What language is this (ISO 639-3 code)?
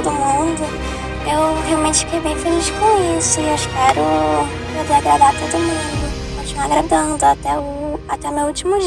por